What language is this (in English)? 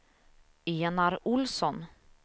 Swedish